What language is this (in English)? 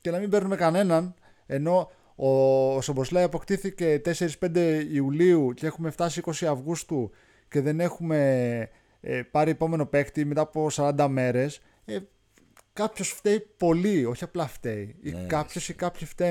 Greek